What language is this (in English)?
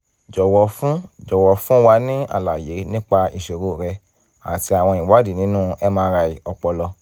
Yoruba